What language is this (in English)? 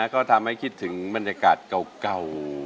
Thai